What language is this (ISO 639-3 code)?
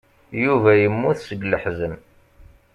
kab